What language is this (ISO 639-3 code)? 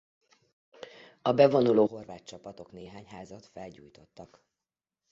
hun